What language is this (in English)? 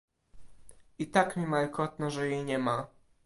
Polish